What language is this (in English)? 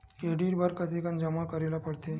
Chhattisgarhi